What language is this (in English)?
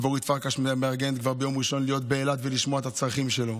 Hebrew